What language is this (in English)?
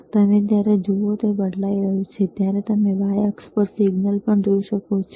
Gujarati